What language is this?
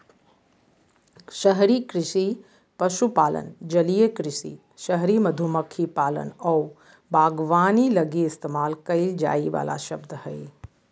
Magahi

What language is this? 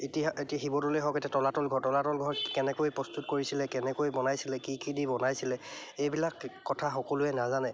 Assamese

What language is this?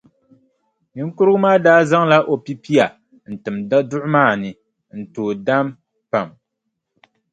Dagbani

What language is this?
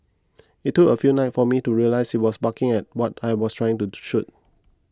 English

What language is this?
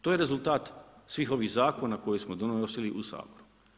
Croatian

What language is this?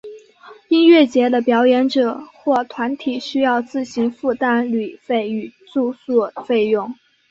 Chinese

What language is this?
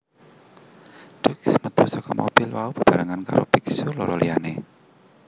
Javanese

